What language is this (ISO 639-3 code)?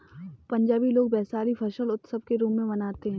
hin